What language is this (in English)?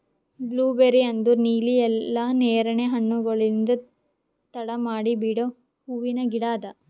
Kannada